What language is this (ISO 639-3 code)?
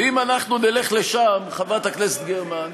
heb